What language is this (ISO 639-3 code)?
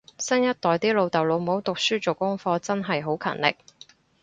yue